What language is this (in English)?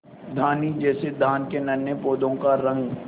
Hindi